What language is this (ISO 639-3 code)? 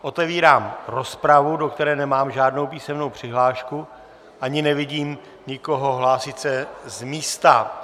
ces